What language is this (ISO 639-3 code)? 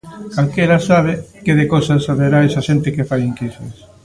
glg